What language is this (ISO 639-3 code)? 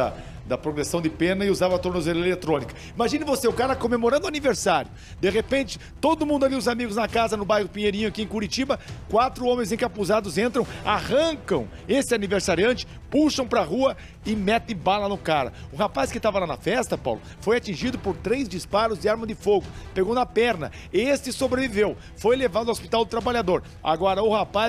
por